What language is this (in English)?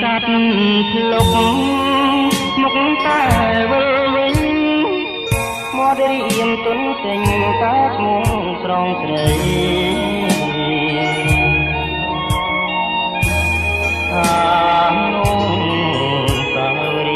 Vietnamese